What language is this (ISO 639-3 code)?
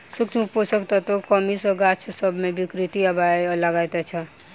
mai